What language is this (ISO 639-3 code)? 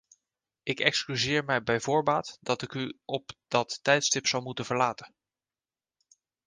nld